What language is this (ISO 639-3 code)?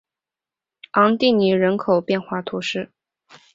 zho